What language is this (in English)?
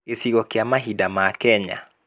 Kikuyu